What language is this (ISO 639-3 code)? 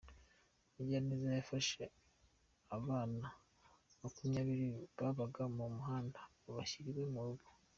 kin